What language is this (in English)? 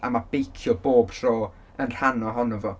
Welsh